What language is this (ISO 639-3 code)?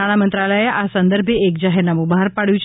guj